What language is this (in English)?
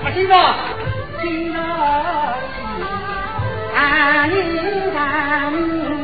Chinese